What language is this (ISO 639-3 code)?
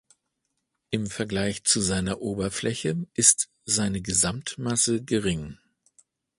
deu